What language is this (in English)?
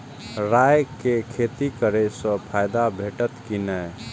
Maithili